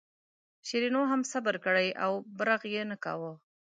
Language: Pashto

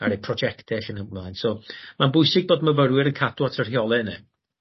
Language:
Welsh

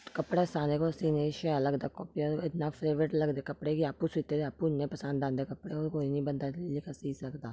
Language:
Dogri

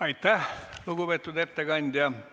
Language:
Estonian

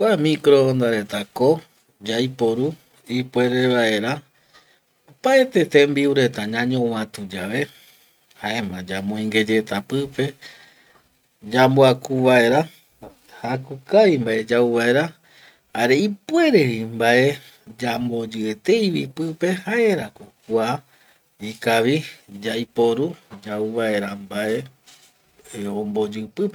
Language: Eastern Bolivian Guaraní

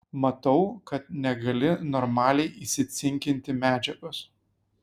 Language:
Lithuanian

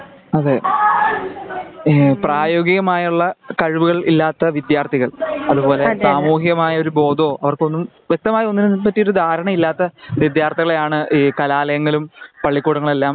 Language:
Malayalam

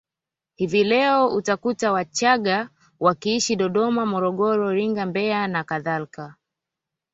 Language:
Swahili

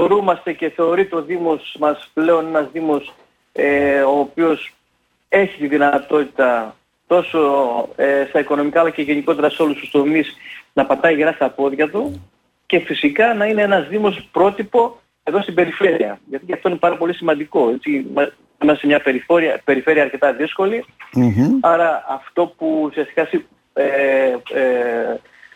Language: Greek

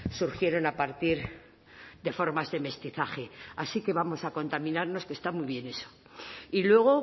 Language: Spanish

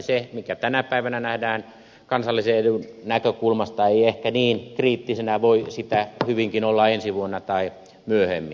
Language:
Finnish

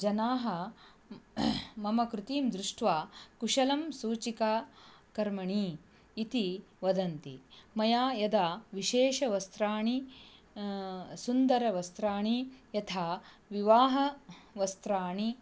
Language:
Sanskrit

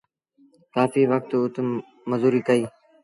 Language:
Sindhi Bhil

